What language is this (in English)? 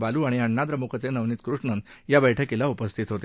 Marathi